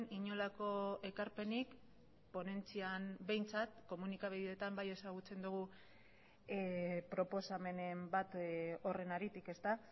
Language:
Basque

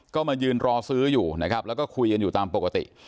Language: Thai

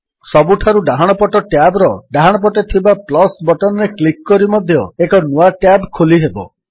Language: Odia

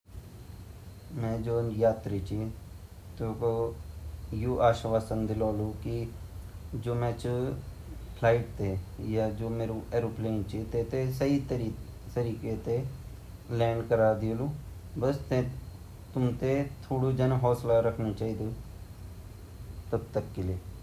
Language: Garhwali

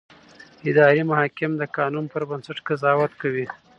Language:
Pashto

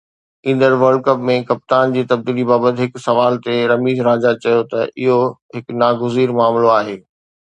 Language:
Sindhi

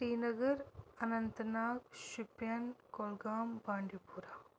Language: Kashmiri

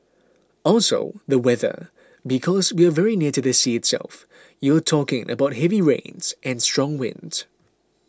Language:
English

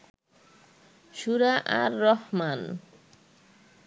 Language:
Bangla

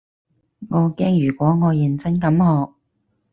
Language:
Cantonese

